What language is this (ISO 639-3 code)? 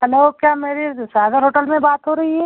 hin